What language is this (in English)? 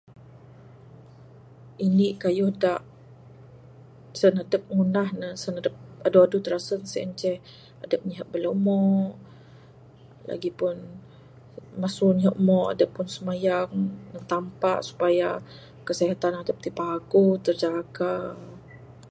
Bukar-Sadung Bidayuh